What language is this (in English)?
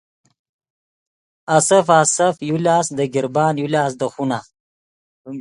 Yidgha